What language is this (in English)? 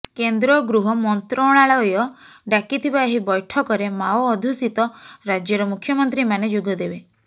Odia